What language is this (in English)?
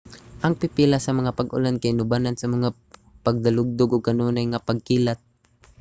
Cebuano